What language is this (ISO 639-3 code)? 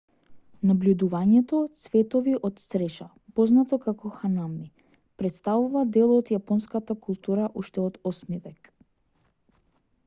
mkd